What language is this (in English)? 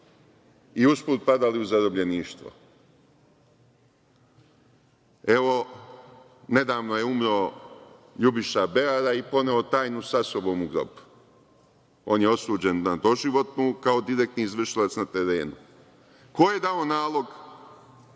Serbian